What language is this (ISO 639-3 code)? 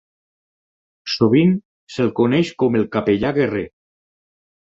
cat